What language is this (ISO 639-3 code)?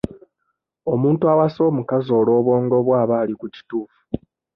lug